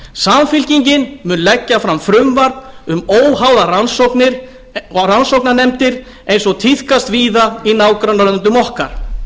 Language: Icelandic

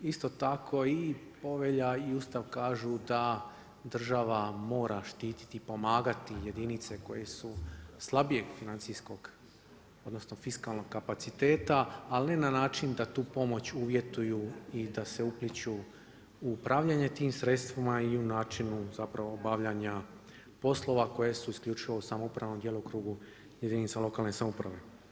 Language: Croatian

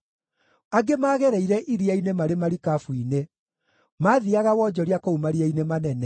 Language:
Kikuyu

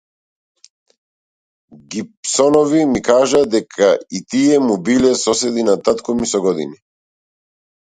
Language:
Macedonian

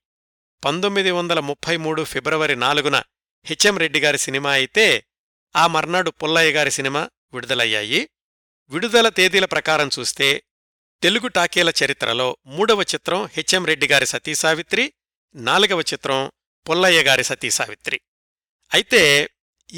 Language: Telugu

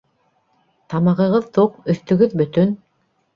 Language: Bashkir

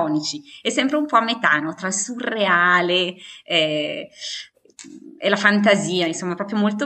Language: Italian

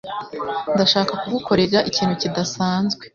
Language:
Kinyarwanda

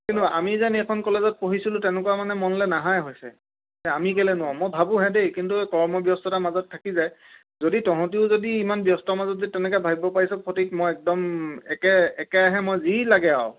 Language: Assamese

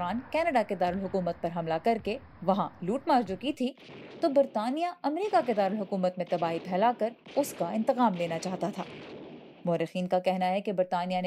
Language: Urdu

